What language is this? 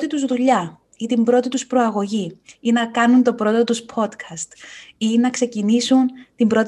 Greek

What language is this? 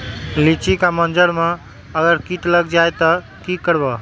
Magahi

